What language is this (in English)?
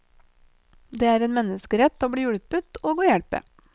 Norwegian